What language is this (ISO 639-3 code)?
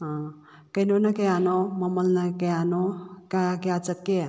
mni